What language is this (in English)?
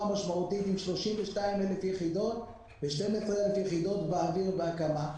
Hebrew